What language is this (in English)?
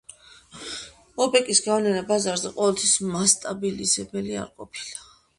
Georgian